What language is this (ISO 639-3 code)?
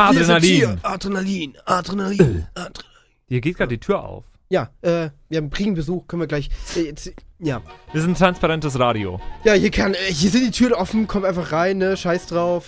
deu